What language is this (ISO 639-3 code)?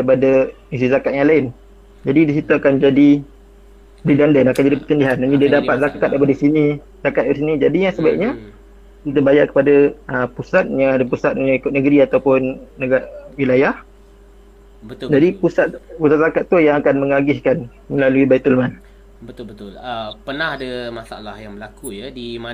msa